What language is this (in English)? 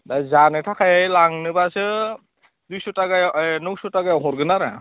Bodo